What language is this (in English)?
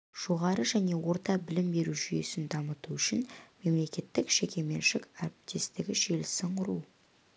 Kazakh